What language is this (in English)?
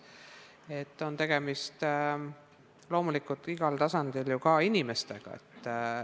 Estonian